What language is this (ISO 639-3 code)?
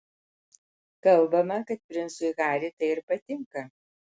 lit